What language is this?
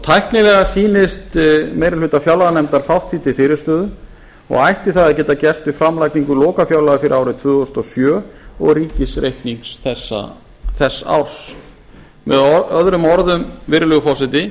Icelandic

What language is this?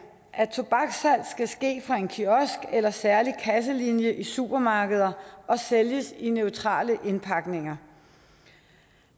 Danish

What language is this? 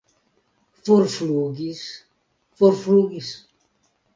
Esperanto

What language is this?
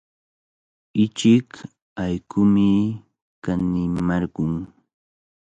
Cajatambo North Lima Quechua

